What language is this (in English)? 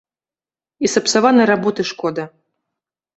Belarusian